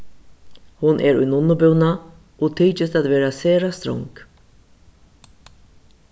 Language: Faroese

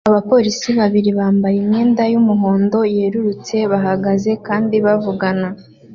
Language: Kinyarwanda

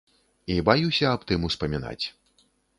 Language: Belarusian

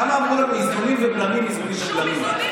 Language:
Hebrew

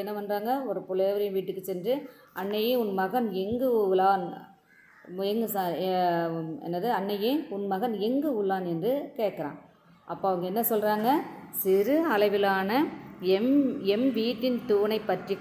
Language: Tamil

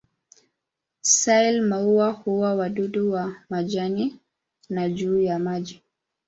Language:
Swahili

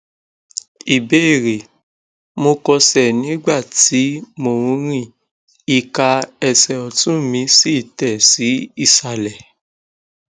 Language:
Yoruba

